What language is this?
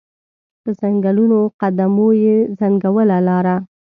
Pashto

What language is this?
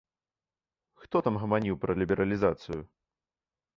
Belarusian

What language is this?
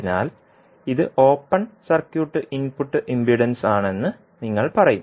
Malayalam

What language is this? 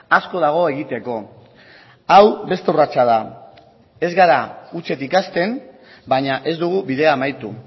Basque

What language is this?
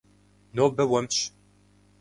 Kabardian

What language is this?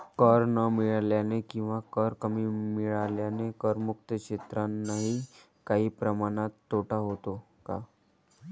Marathi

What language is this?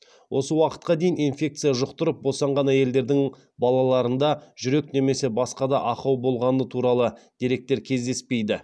Kazakh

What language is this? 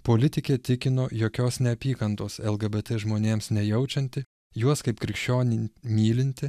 Lithuanian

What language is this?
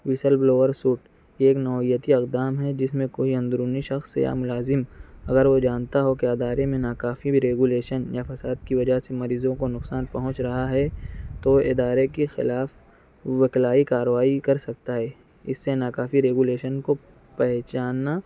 Urdu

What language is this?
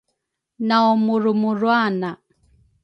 Rukai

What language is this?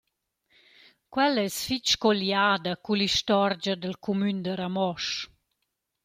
Romansh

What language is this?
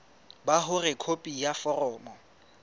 Southern Sotho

